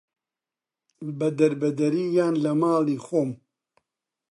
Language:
Central Kurdish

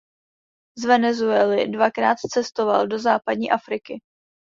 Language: Czech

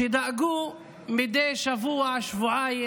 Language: Hebrew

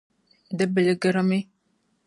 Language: Dagbani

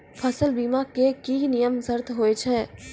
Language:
Maithili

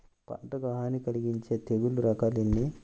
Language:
Telugu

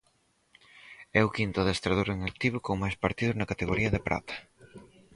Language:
Galician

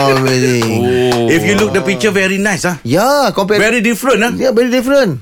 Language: Malay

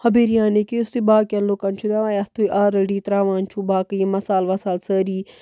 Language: Kashmiri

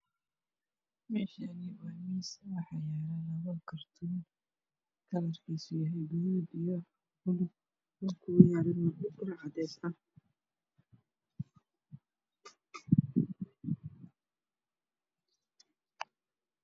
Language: Somali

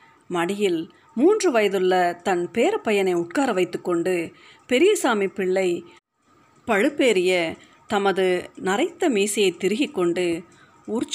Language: Tamil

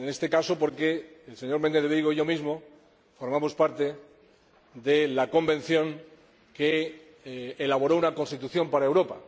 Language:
Spanish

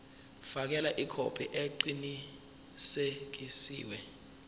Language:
Zulu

